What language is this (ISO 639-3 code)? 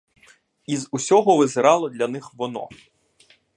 ukr